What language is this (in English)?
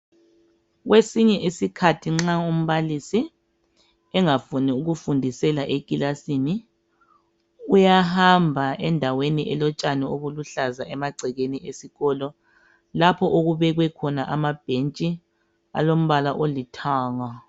North Ndebele